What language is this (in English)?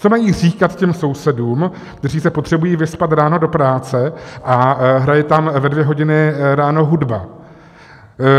Czech